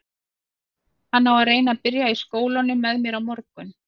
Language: Icelandic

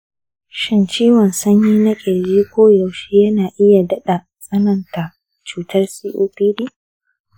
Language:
Hausa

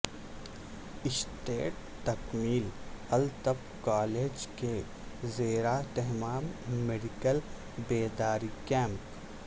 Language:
Urdu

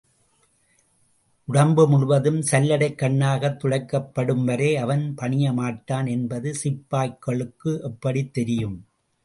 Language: Tamil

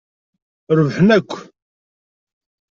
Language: Kabyle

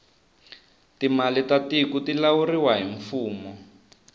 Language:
Tsonga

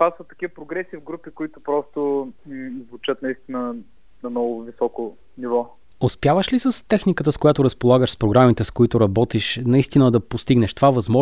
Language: Bulgarian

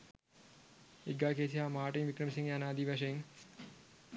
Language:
Sinhala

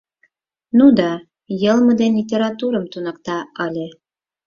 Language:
Mari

